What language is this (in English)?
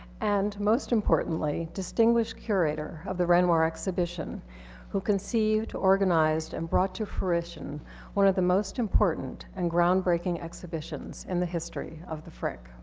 English